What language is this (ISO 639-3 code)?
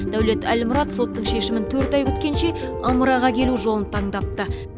kaz